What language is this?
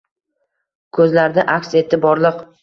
Uzbek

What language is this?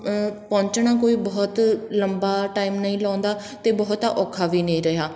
Punjabi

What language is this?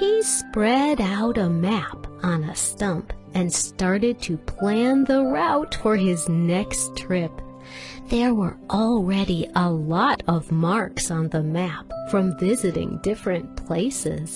English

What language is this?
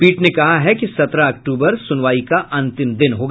Hindi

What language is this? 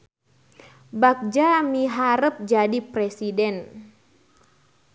Sundanese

